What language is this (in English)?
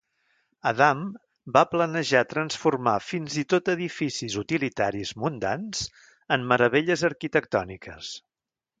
Catalan